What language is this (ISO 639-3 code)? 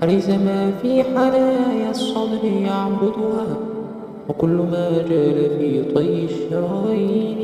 ara